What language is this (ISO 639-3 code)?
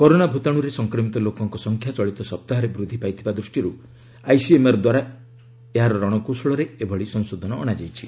ori